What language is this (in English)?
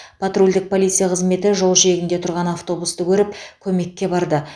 Kazakh